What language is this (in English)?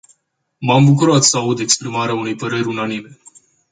Romanian